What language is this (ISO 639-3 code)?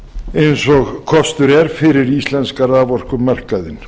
isl